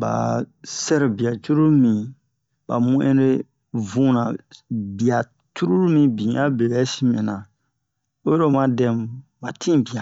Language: Bomu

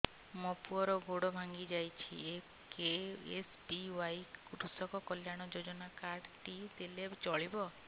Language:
Odia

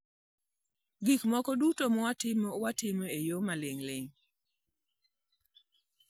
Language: Luo (Kenya and Tanzania)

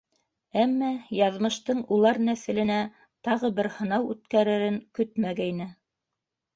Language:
Bashkir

